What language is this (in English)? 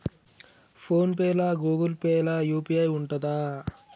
Telugu